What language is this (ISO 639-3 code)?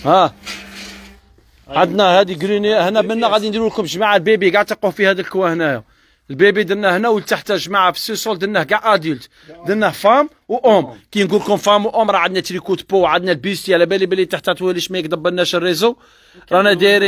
ara